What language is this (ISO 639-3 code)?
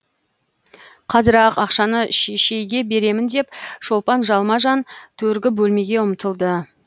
kaz